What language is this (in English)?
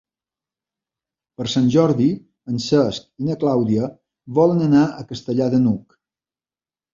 Catalan